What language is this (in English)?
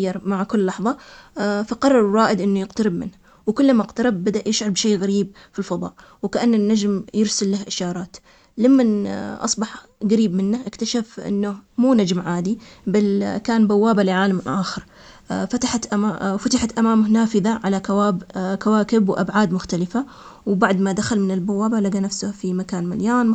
Omani Arabic